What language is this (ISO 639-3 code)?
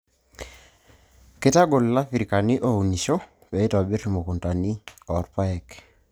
mas